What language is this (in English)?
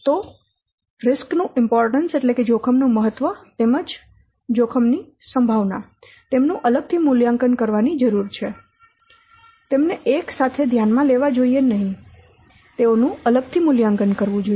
Gujarati